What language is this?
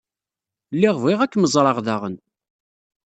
Kabyle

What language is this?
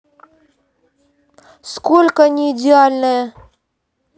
Russian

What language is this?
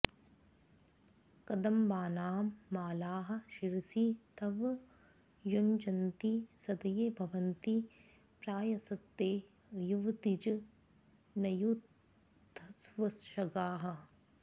Sanskrit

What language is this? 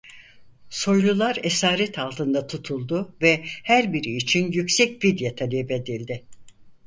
Turkish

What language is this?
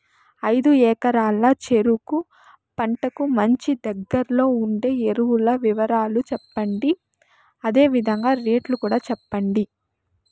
Telugu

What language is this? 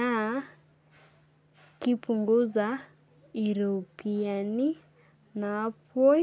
Masai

